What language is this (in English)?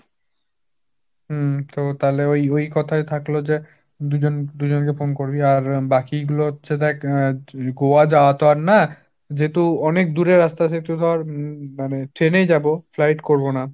Bangla